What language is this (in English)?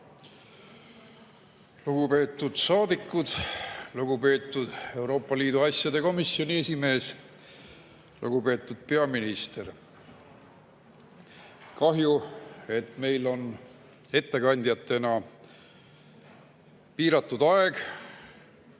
Estonian